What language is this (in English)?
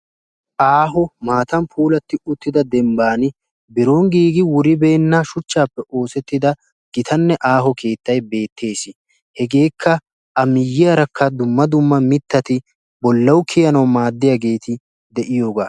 Wolaytta